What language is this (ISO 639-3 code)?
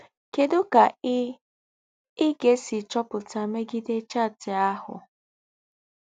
ibo